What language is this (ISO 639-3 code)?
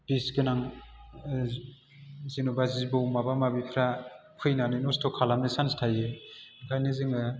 brx